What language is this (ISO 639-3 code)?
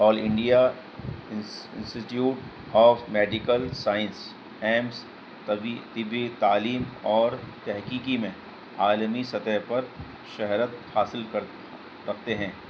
urd